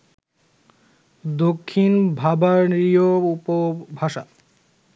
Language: Bangla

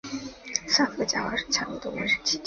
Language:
Chinese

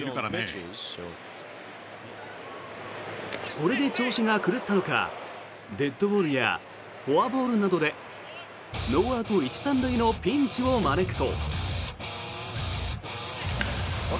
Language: Japanese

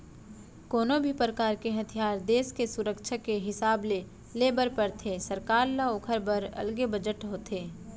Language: Chhattisgarhi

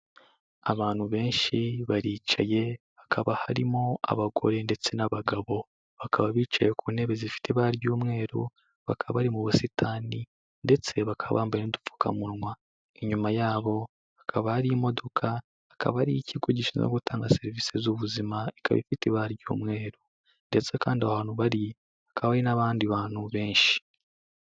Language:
Kinyarwanda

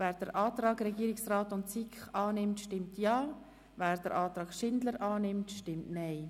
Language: Swiss German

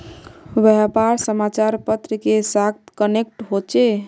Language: Magahi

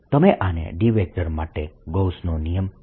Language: Gujarati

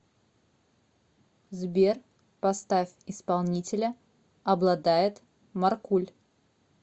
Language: Russian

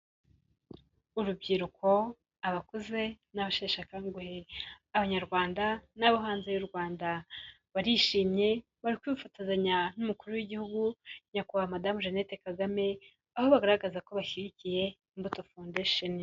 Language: Kinyarwanda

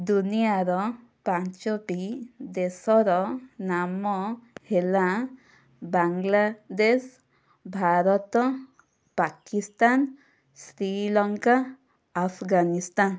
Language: Odia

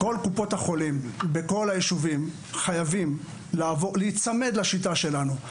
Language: Hebrew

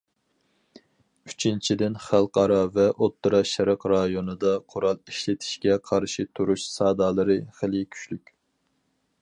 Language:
Uyghur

